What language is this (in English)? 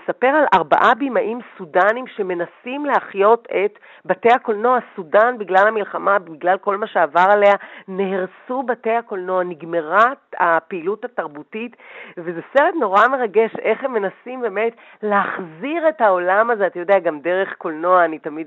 Hebrew